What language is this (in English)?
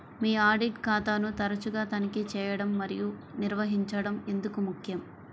Telugu